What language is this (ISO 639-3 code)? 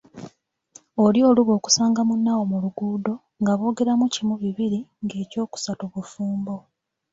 lug